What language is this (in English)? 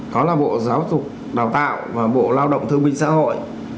Vietnamese